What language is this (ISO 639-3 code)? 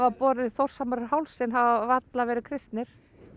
isl